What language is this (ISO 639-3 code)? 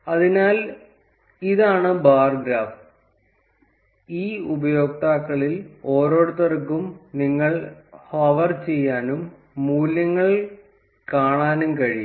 mal